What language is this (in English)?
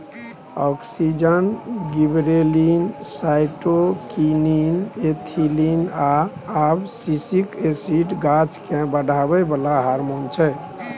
Maithili